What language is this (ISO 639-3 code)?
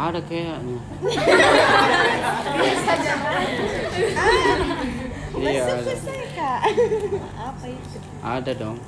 ind